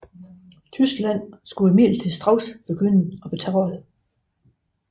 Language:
Danish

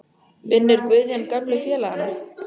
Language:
Icelandic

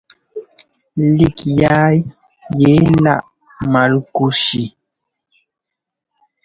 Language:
Ngomba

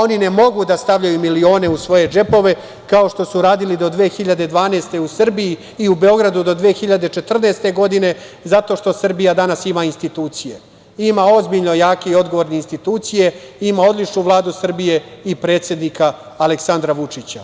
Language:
Serbian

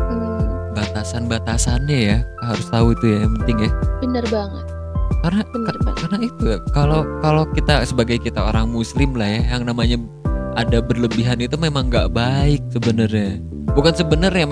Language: Indonesian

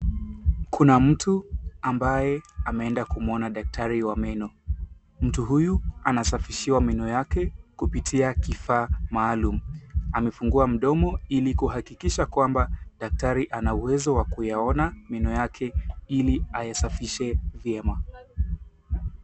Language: Swahili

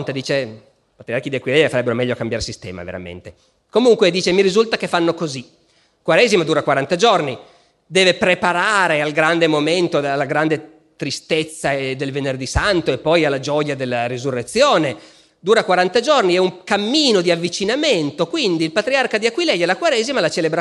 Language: Italian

